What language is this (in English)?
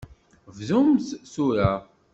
Kabyle